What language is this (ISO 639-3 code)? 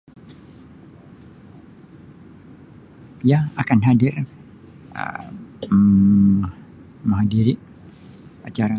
msi